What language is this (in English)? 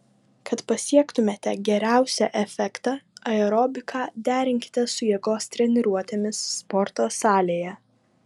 Lithuanian